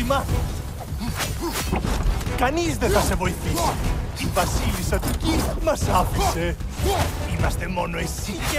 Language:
Greek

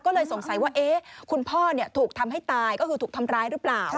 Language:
Thai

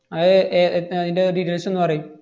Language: Malayalam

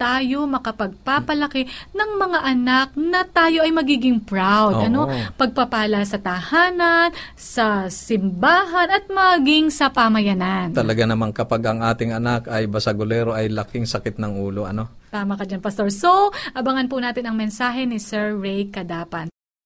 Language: Filipino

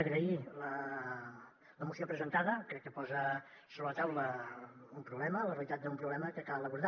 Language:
Catalan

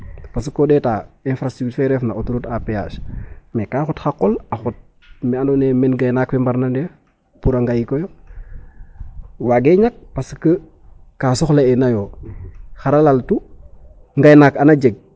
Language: Serer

